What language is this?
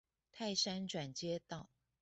Chinese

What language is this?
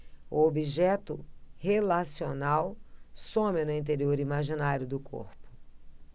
Portuguese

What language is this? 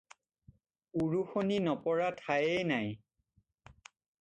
Assamese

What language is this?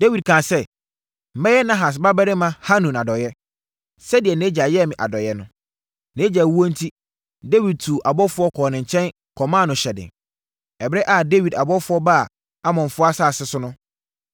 Akan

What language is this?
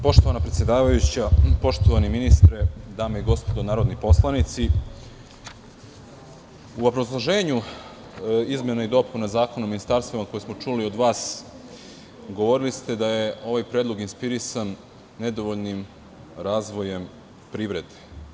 Serbian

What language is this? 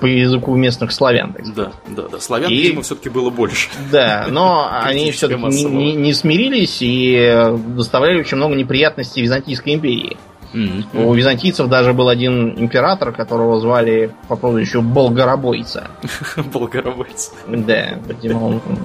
Russian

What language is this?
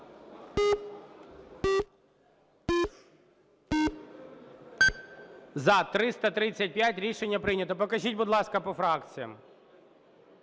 Ukrainian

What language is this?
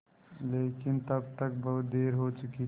Hindi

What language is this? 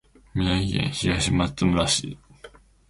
Japanese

